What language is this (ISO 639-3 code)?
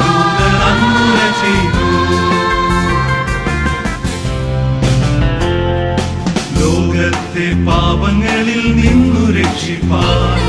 ron